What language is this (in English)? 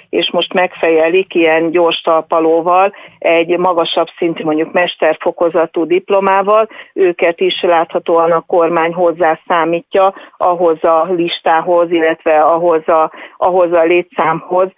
Hungarian